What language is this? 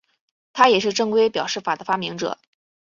Chinese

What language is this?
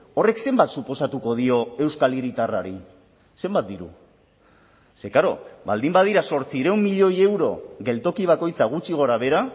Basque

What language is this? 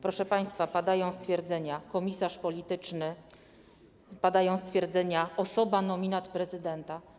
Polish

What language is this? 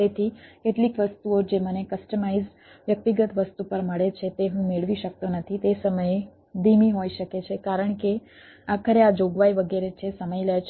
Gujarati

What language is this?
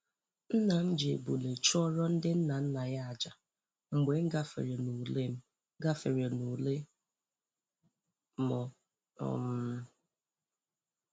Igbo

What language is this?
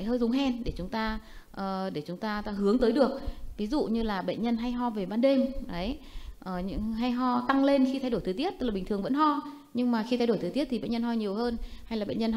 Vietnamese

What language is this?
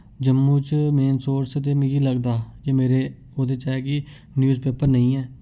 Dogri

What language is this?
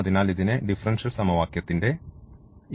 Malayalam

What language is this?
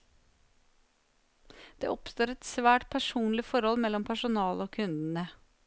Norwegian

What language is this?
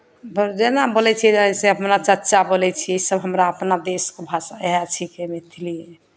Maithili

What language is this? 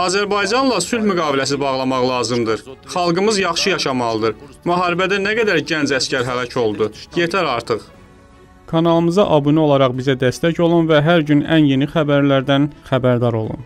Turkish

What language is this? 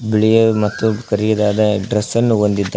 Kannada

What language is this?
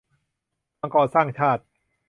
Thai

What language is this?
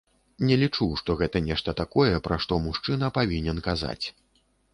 Belarusian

